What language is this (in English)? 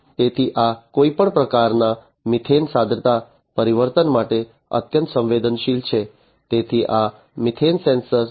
Gujarati